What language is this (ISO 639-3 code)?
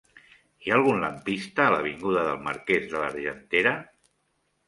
cat